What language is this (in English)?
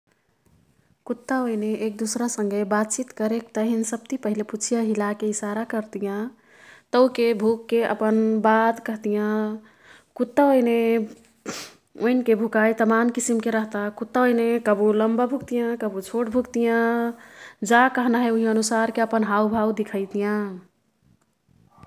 Kathoriya Tharu